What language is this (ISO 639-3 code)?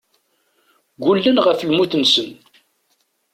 kab